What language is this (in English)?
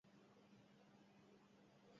Basque